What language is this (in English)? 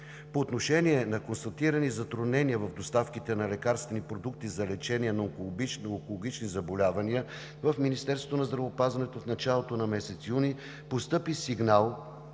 Bulgarian